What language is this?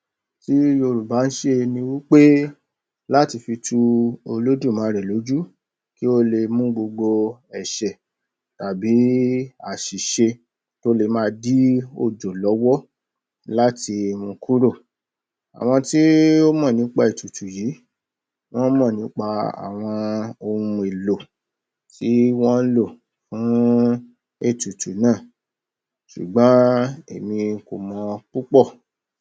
Yoruba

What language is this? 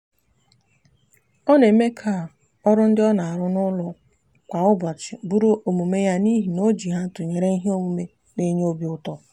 Igbo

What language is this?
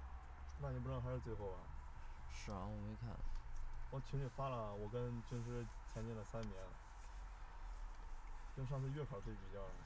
Chinese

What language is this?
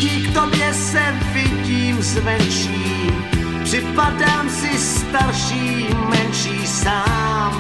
Slovak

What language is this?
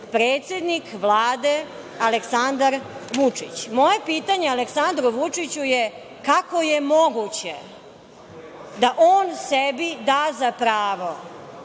Serbian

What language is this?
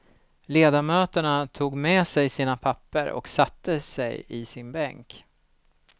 Swedish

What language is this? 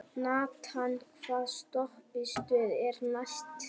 Icelandic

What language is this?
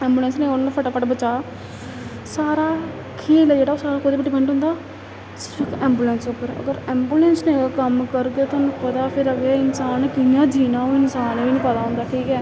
Dogri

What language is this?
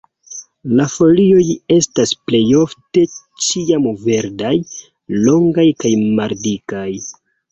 Esperanto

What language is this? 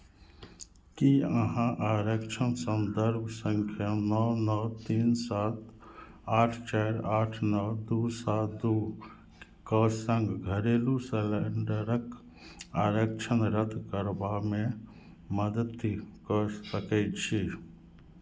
Maithili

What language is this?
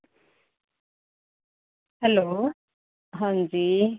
Dogri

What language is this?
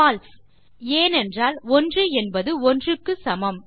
Tamil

